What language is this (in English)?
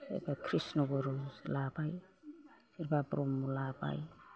Bodo